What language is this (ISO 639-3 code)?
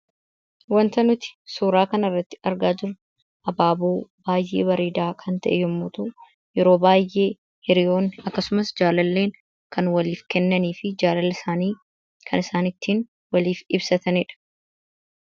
orm